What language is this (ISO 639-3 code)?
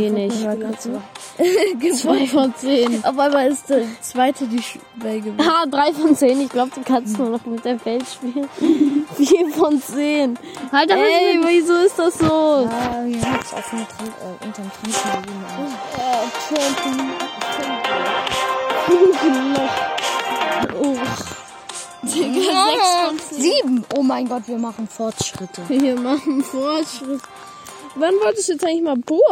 deu